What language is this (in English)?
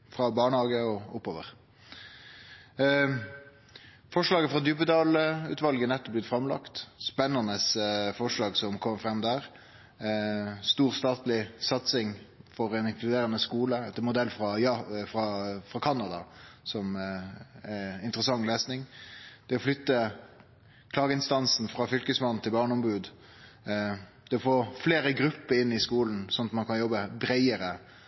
Norwegian Nynorsk